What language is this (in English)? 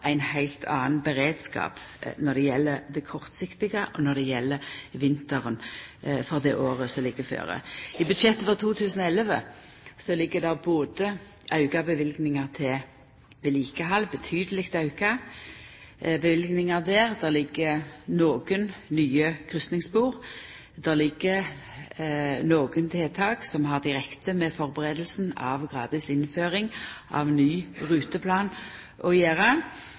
Norwegian Nynorsk